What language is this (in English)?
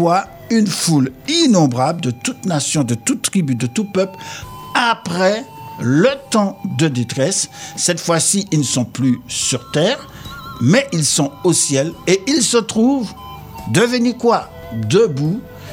French